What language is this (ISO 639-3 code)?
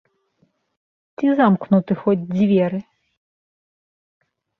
bel